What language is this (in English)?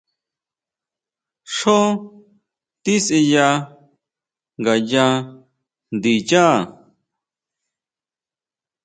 Huautla Mazatec